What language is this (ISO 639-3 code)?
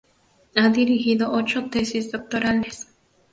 spa